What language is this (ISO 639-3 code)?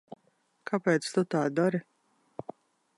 lav